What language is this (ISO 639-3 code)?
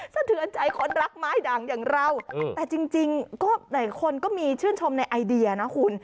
tha